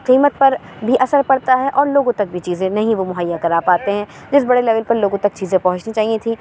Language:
Urdu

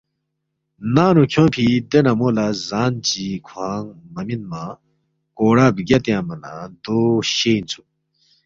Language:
Balti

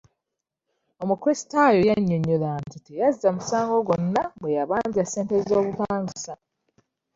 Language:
Ganda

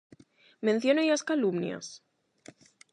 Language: Galician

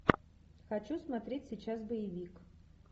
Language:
Russian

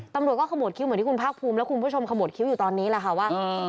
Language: Thai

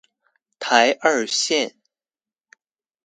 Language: Chinese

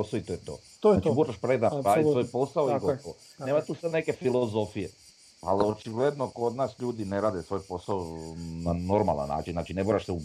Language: Croatian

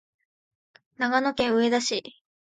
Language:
Japanese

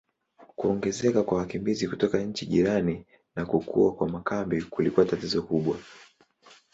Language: Swahili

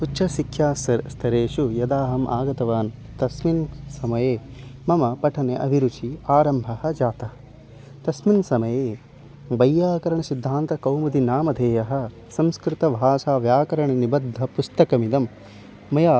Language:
Sanskrit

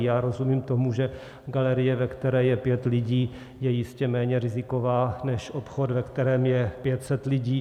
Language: Czech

